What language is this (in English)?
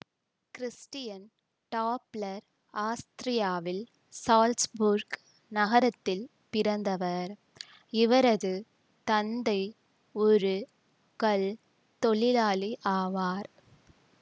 Tamil